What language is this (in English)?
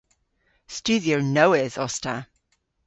Cornish